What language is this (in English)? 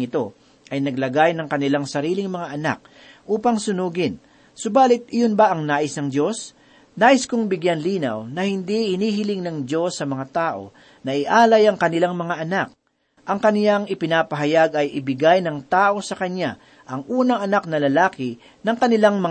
Filipino